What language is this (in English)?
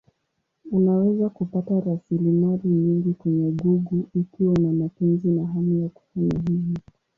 Swahili